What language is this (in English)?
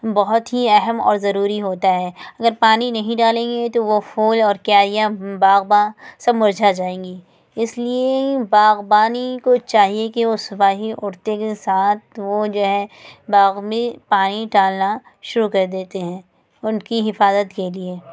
Urdu